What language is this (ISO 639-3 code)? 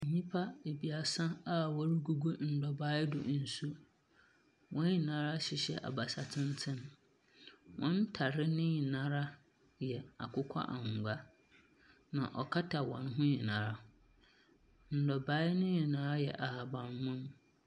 aka